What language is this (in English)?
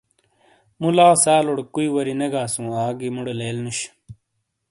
Shina